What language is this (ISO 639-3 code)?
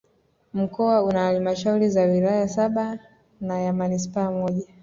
swa